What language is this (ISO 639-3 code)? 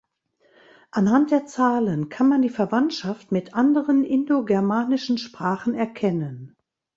deu